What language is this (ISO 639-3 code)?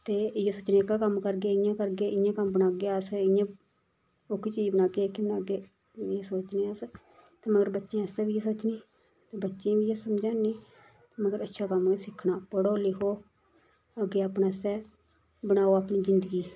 doi